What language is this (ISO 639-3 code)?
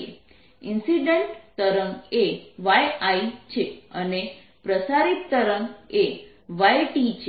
guj